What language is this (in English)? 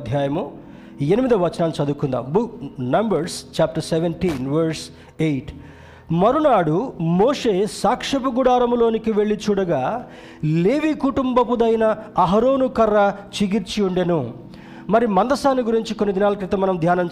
Telugu